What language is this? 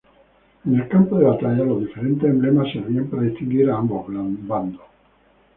Spanish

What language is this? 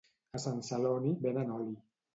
Catalan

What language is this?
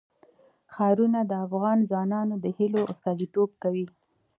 Pashto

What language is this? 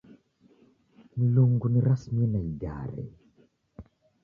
Taita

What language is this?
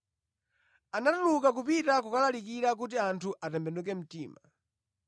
Nyanja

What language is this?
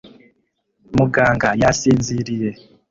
Kinyarwanda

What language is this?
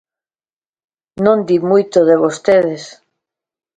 Galician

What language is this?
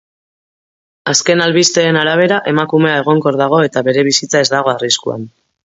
Basque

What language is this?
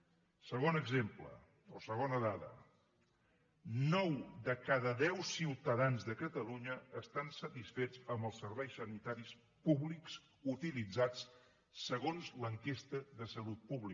Catalan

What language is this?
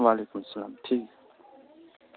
Urdu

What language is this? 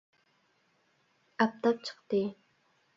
Uyghur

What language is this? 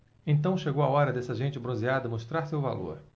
Portuguese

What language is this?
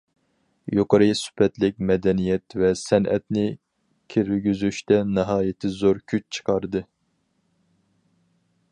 Uyghur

